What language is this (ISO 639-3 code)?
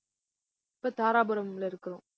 tam